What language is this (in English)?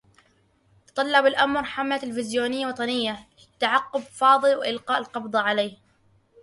Arabic